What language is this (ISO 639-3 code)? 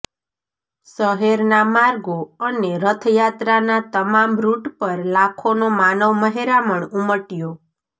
guj